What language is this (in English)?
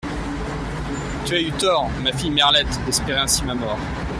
French